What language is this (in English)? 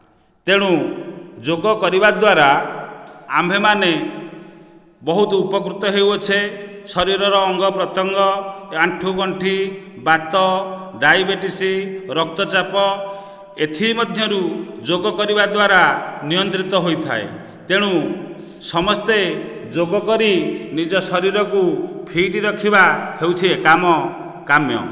Odia